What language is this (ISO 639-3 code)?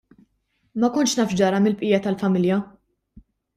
mlt